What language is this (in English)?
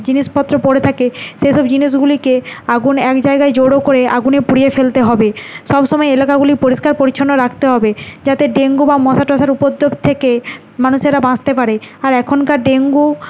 Bangla